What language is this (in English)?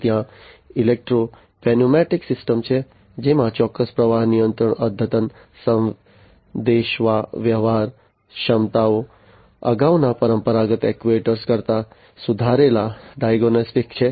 Gujarati